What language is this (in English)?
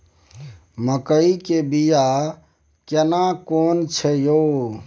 Maithili